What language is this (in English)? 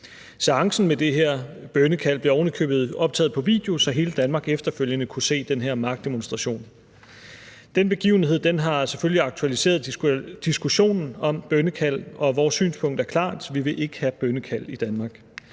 Danish